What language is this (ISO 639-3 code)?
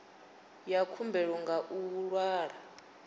ven